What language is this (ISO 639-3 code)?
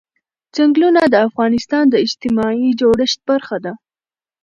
pus